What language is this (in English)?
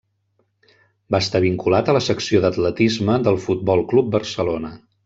Catalan